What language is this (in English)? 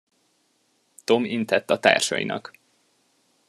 Hungarian